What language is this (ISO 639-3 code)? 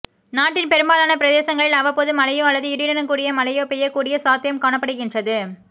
tam